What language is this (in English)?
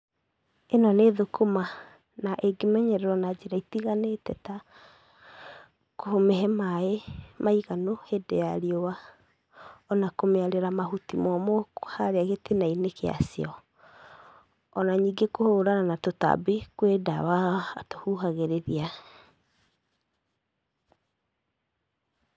Kikuyu